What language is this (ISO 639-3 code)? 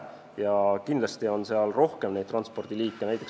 est